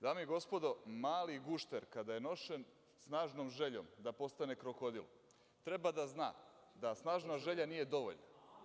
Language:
Serbian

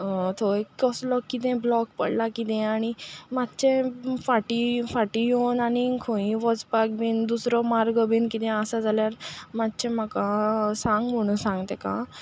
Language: Konkani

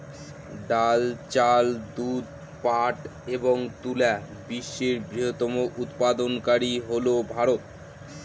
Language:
Bangla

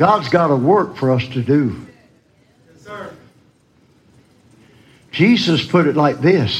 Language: English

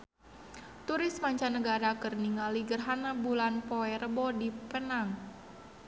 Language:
Sundanese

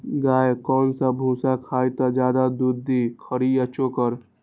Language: Magahi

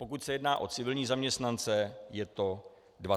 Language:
Czech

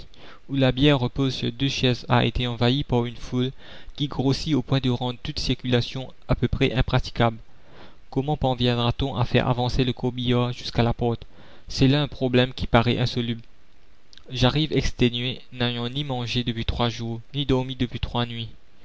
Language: French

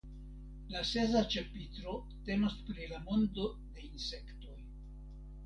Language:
Esperanto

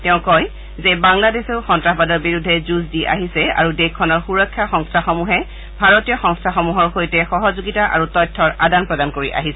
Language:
Assamese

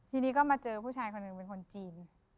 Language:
Thai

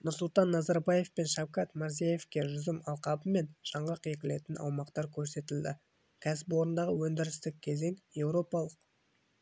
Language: Kazakh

